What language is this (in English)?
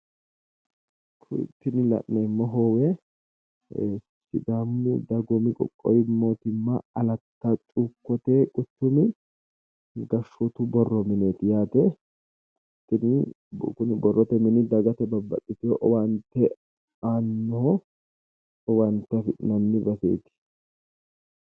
Sidamo